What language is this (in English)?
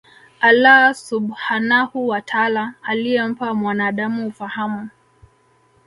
Swahili